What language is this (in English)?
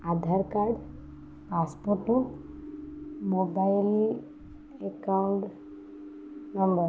Odia